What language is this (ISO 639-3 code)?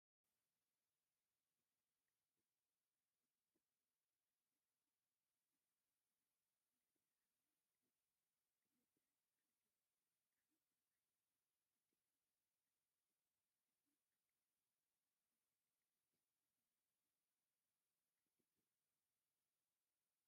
tir